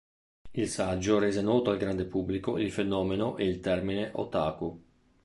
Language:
Italian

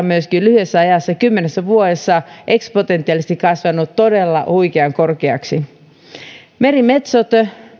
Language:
Finnish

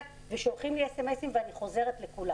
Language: Hebrew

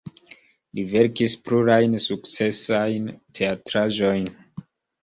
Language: Esperanto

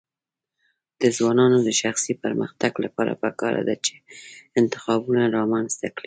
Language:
Pashto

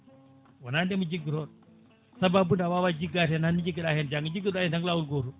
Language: Fula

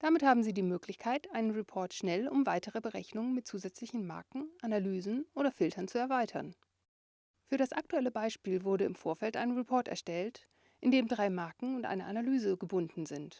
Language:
German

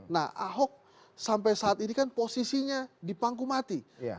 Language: Indonesian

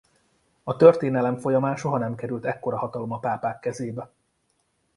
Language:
Hungarian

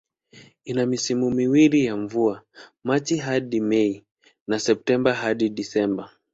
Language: Swahili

